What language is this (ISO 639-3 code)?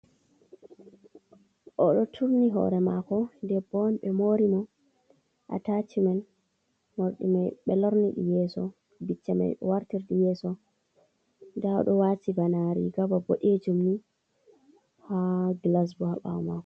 ful